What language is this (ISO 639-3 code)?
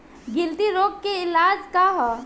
bho